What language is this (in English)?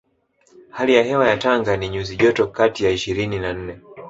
Swahili